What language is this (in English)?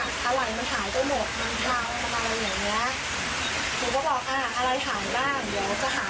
Thai